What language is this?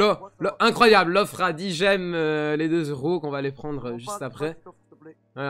French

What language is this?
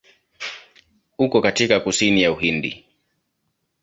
Swahili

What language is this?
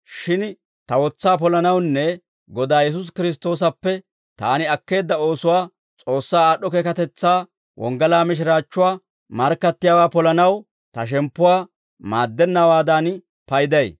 Dawro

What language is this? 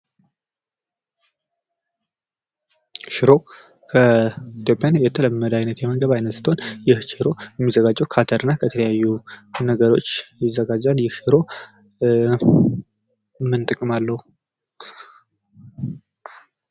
Amharic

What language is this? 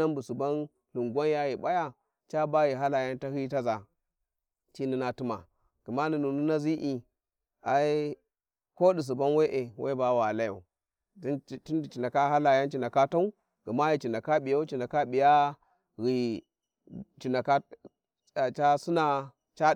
Warji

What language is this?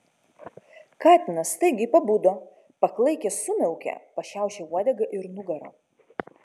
Lithuanian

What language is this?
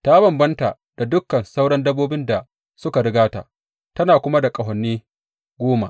Hausa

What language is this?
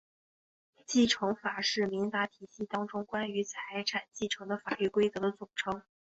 Chinese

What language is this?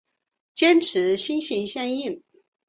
Chinese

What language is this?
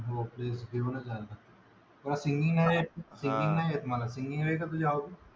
Marathi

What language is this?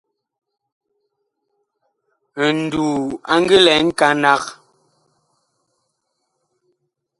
Bakoko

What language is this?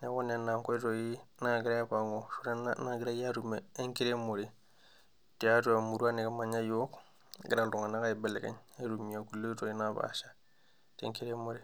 Masai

